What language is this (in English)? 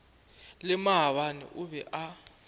Northern Sotho